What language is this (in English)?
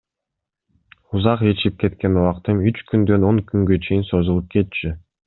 Kyrgyz